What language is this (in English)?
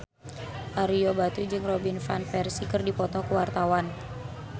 Sundanese